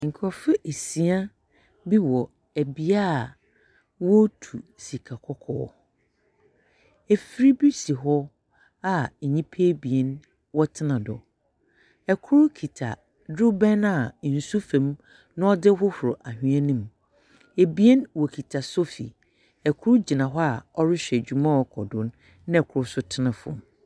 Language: Akan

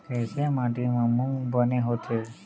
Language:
Chhattisgarhi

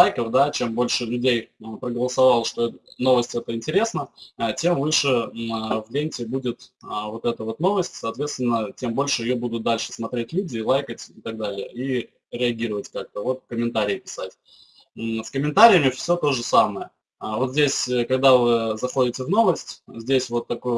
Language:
Russian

